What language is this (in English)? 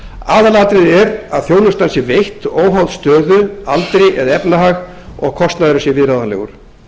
Icelandic